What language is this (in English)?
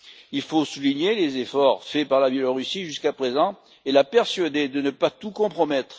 French